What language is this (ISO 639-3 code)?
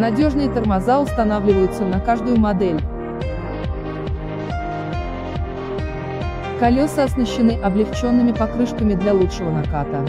rus